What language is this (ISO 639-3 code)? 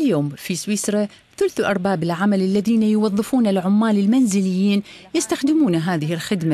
ara